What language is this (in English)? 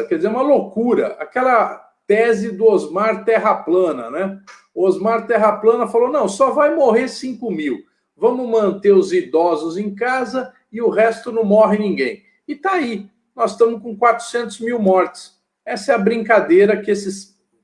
Portuguese